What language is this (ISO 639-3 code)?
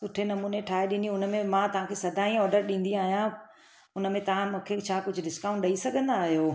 snd